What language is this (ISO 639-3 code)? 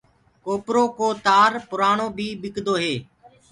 ggg